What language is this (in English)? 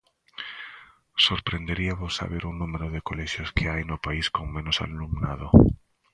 Galician